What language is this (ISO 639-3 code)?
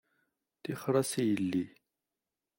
kab